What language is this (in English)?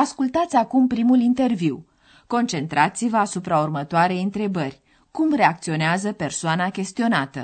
Romanian